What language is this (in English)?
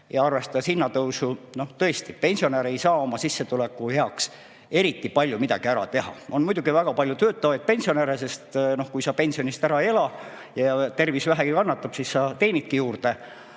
Estonian